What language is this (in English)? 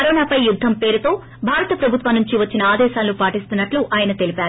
Telugu